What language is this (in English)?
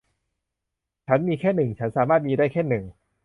Thai